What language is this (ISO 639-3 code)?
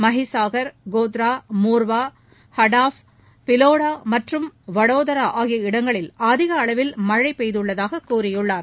tam